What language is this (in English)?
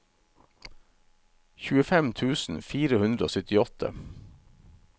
Norwegian